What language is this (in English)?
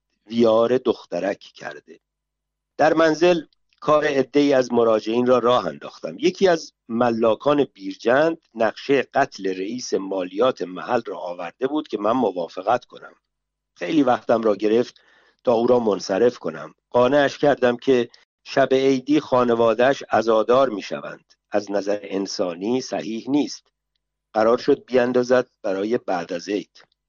Persian